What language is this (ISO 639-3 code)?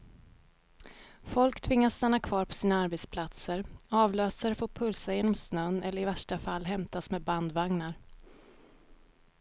swe